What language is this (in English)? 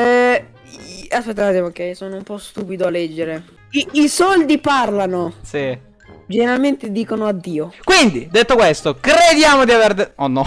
Italian